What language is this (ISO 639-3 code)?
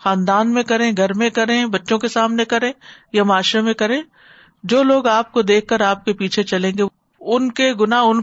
urd